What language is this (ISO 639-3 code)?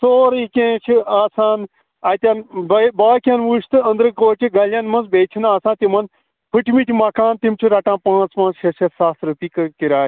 kas